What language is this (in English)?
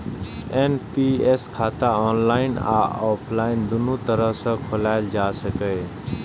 Maithili